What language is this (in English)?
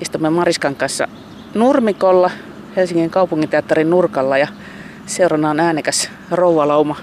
Finnish